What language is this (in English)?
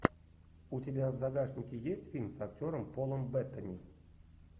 Russian